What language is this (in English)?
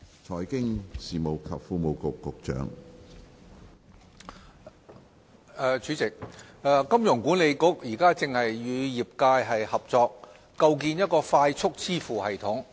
Cantonese